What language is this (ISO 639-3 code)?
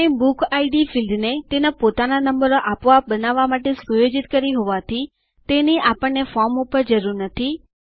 guj